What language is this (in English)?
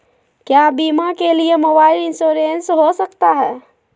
Magahi